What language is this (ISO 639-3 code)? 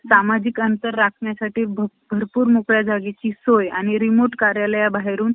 mar